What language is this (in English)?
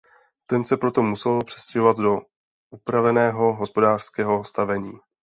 Czech